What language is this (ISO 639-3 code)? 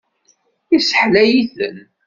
kab